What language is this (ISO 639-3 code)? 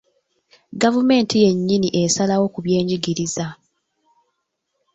lug